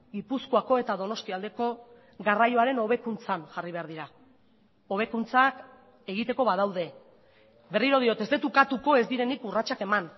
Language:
Basque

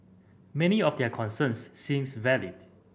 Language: English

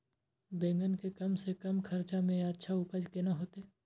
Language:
Maithili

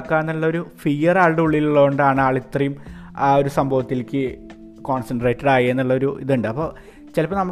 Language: Malayalam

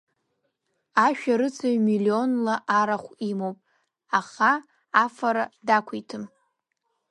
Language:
Abkhazian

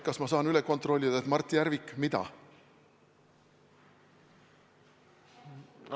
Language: Estonian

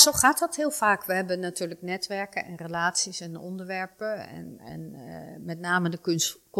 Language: Dutch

